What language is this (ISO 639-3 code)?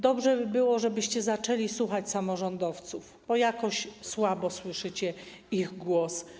pol